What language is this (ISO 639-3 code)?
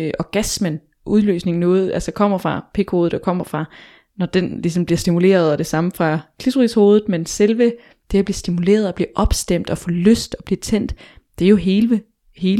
dan